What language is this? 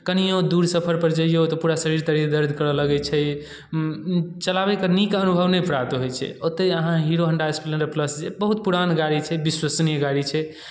Maithili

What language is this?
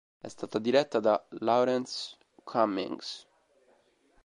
Italian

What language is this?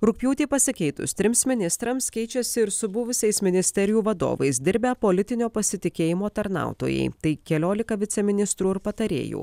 Lithuanian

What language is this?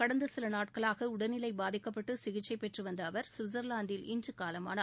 Tamil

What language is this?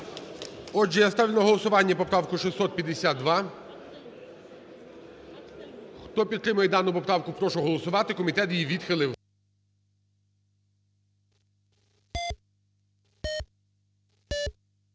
Ukrainian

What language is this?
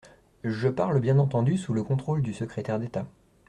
French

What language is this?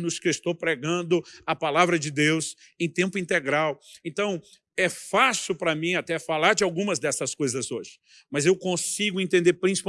Portuguese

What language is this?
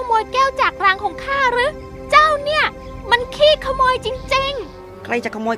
Thai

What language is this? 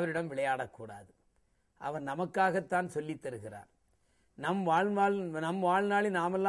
Norwegian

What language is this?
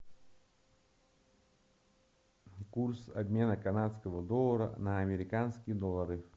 Russian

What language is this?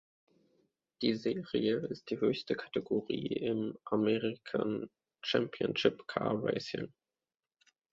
German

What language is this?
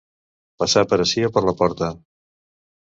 Catalan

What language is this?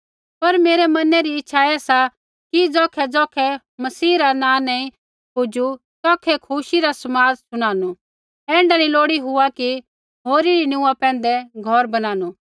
Kullu Pahari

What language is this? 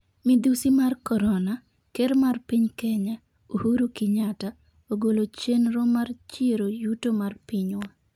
Luo (Kenya and Tanzania)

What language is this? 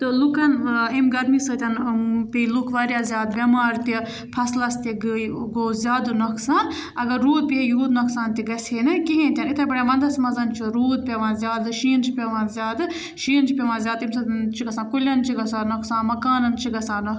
Kashmiri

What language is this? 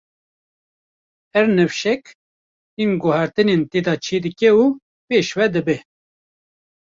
Kurdish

